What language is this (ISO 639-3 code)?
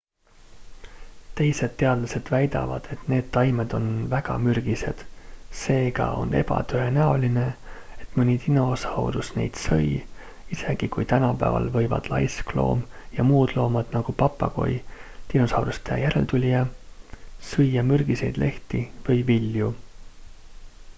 est